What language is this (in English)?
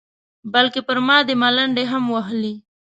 Pashto